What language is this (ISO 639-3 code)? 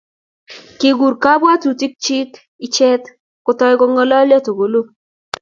kln